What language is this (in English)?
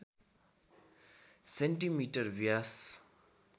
Nepali